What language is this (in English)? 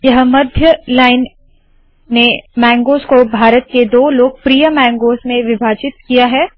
Hindi